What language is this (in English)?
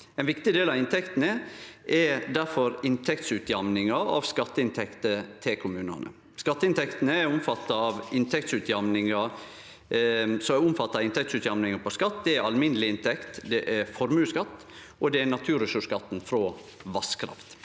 Norwegian